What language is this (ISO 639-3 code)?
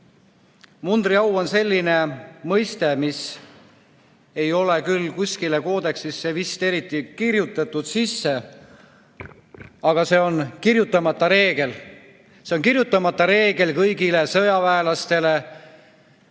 est